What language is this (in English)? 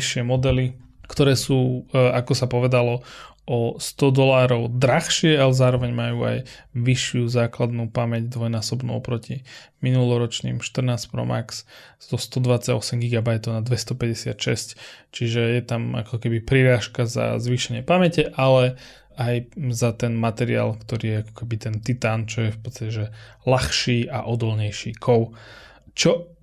Slovak